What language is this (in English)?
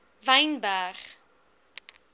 Afrikaans